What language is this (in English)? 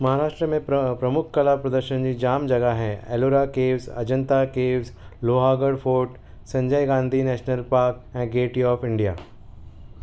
Sindhi